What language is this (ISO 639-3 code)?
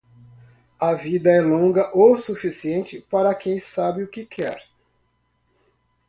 por